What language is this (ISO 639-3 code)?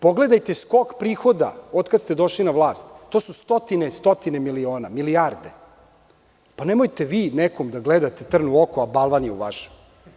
srp